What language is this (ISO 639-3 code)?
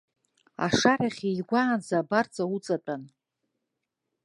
abk